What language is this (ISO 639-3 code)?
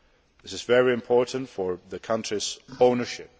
eng